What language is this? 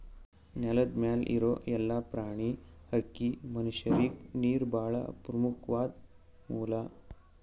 Kannada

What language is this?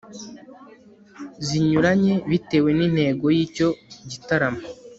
Kinyarwanda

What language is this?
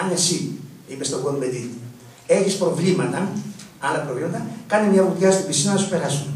Greek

